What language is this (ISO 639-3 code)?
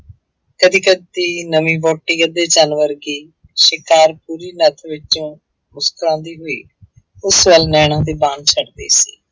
pan